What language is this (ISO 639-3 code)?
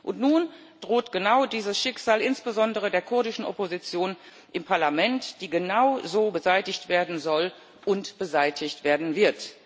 deu